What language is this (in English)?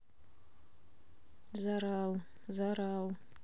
Russian